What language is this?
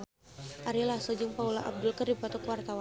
Sundanese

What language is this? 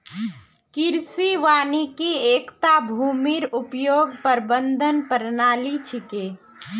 Magahi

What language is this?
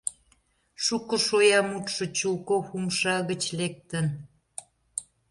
Mari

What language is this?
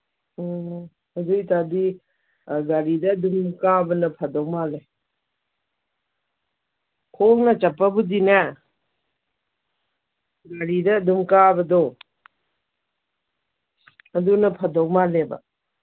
Manipuri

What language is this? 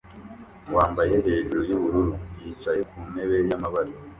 Kinyarwanda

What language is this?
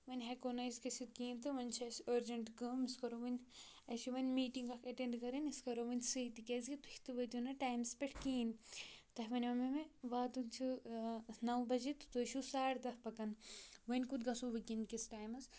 Kashmiri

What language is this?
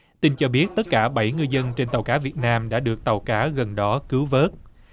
Vietnamese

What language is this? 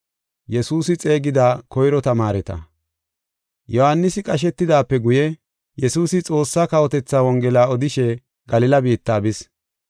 Gofa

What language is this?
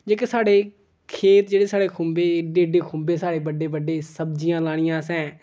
Dogri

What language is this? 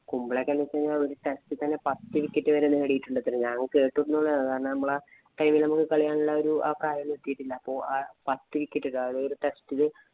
Malayalam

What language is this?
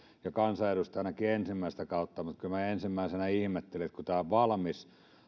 Finnish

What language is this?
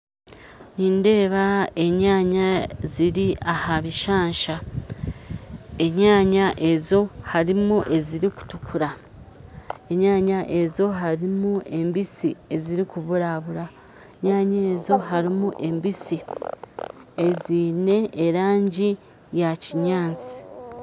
Nyankole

